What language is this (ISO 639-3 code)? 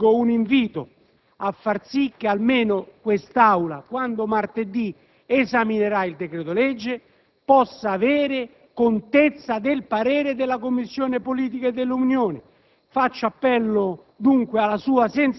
ita